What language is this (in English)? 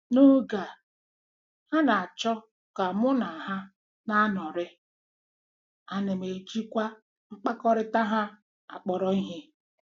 Igbo